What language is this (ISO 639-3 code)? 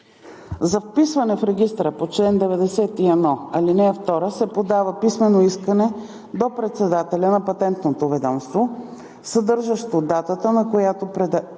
bul